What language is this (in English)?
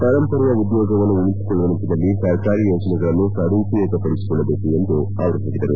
Kannada